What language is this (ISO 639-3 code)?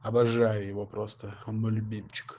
rus